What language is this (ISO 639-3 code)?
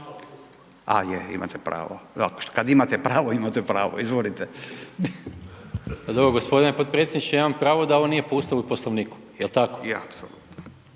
hrv